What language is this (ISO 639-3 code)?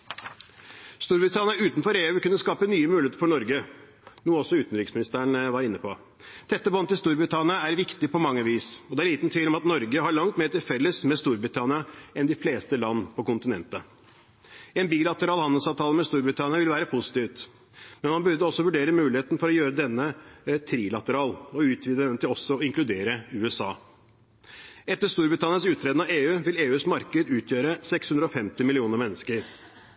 nob